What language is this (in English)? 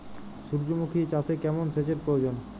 Bangla